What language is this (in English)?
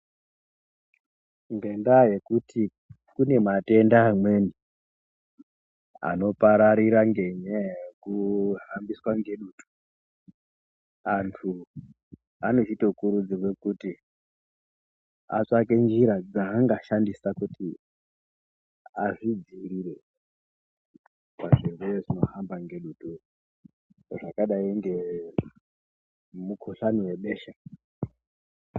Ndau